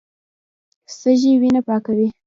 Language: Pashto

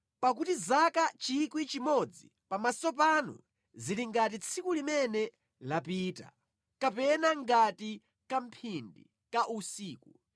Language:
Nyanja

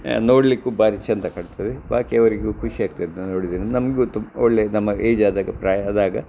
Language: Kannada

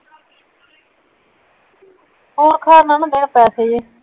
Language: Punjabi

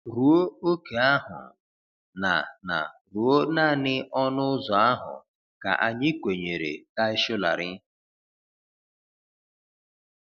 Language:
Igbo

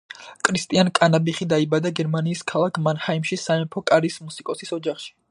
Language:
Georgian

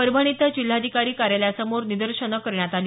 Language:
Marathi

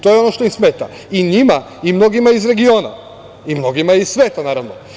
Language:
Serbian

